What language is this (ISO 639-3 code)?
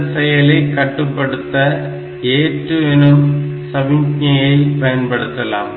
tam